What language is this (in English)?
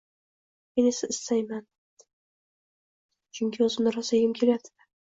Uzbek